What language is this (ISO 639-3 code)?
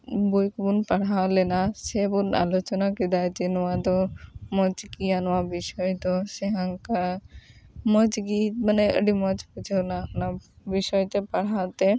sat